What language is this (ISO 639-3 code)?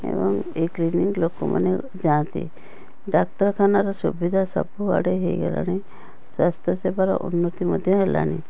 ori